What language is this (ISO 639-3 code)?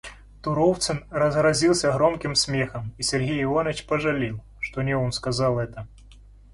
rus